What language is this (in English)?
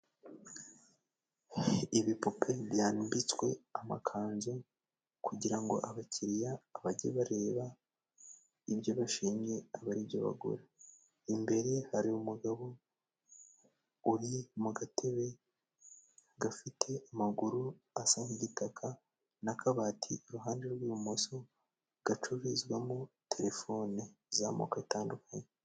Kinyarwanda